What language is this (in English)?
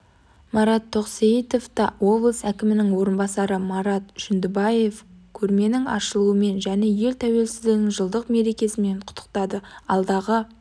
Kazakh